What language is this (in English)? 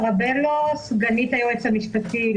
Hebrew